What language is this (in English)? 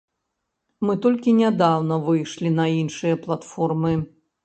Belarusian